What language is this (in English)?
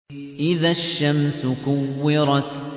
Arabic